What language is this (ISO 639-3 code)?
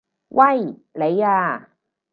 yue